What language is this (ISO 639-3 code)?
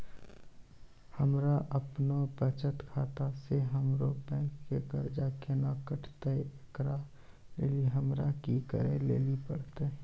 mai